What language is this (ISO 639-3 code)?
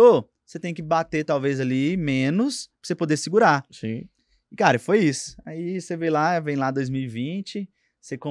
por